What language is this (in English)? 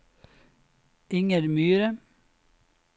Norwegian